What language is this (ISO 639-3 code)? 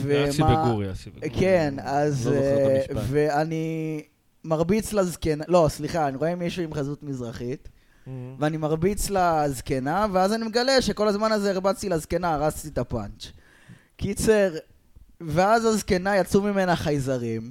heb